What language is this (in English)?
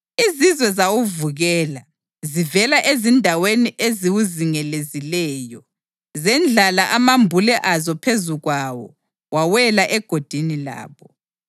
North Ndebele